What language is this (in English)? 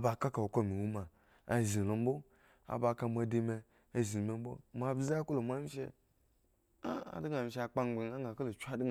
Eggon